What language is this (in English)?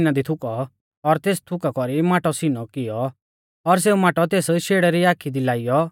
Mahasu Pahari